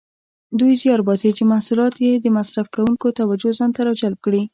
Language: Pashto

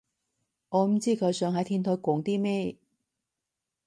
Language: Cantonese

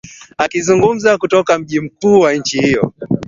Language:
Swahili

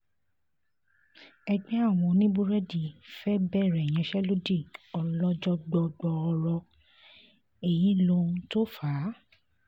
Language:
Yoruba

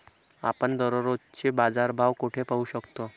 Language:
Marathi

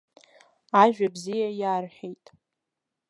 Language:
Abkhazian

